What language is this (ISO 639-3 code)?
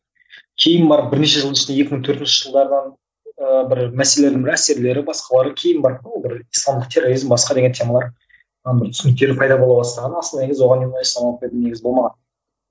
kaz